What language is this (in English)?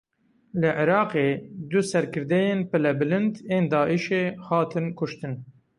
Kurdish